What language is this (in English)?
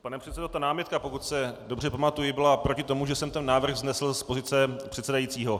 Czech